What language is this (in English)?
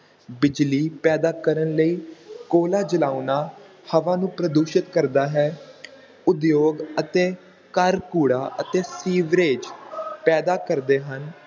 Punjabi